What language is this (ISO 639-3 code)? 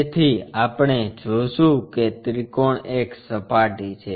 guj